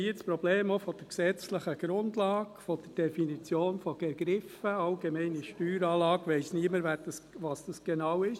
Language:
Swiss German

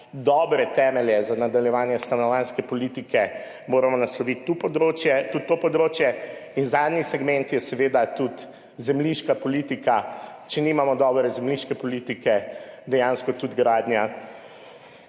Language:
Slovenian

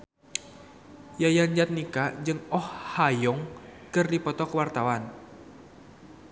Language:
Sundanese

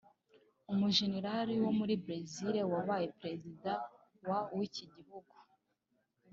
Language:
Kinyarwanda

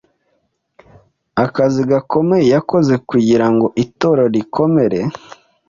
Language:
Kinyarwanda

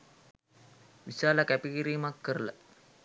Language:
Sinhala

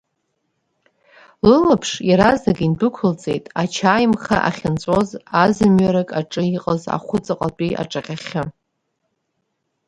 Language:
Abkhazian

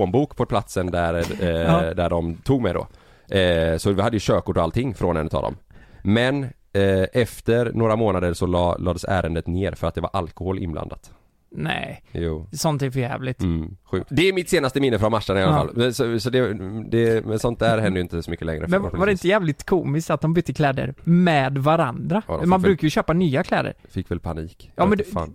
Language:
Swedish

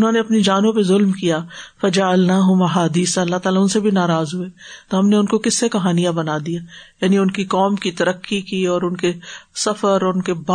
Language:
Urdu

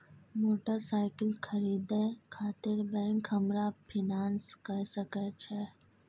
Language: Maithili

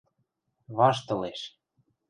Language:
Western Mari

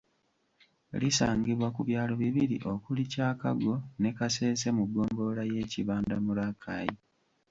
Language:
Ganda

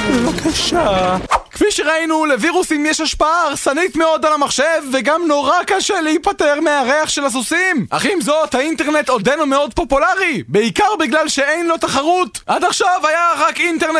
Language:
Hebrew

